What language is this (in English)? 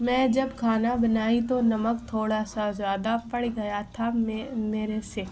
Urdu